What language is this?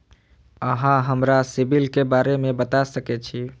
Maithili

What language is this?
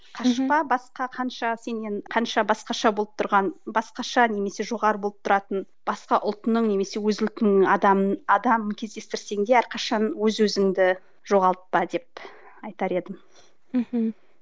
Kazakh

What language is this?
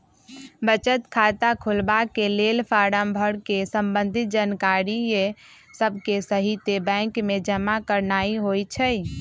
Magahi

